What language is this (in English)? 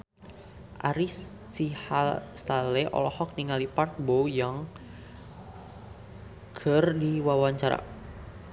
Sundanese